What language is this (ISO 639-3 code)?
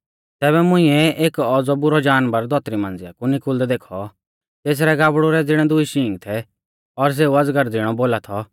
bfz